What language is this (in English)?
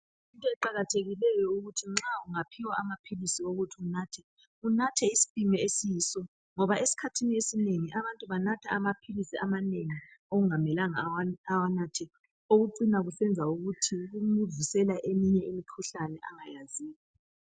North Ndebele